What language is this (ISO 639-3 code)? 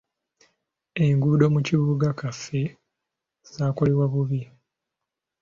lug